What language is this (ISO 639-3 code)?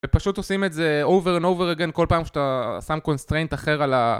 heb